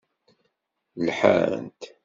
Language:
Kabyle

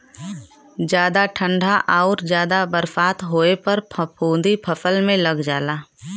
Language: Bhojpuri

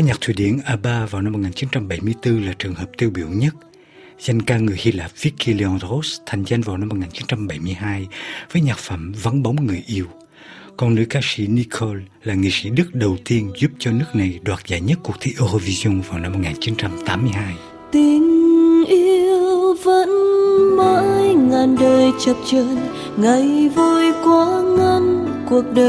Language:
Vietnamese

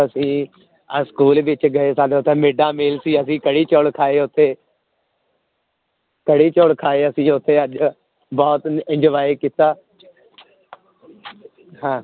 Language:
Punjabi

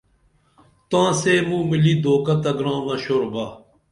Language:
Dameli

